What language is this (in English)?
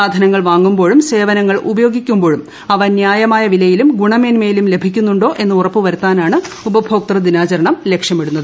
Malayalam